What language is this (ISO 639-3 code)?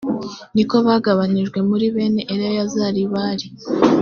kin